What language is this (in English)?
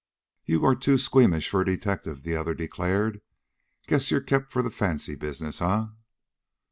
English